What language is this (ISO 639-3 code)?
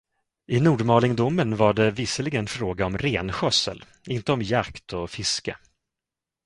swe